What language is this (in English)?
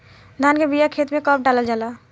Bhojpuri